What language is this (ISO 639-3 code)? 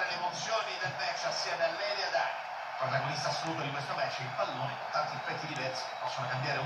ita